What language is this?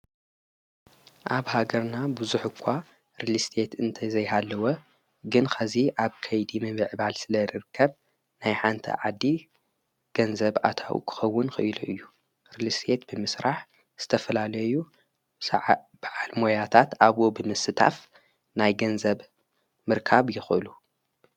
Tigrinya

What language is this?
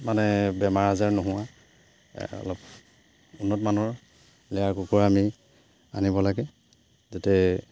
Assamese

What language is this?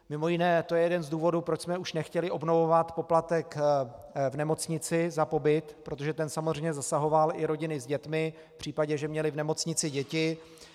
Czech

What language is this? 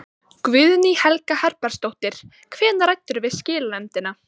Icelandic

